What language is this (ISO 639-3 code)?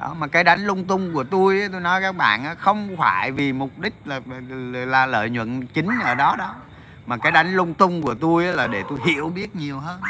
vie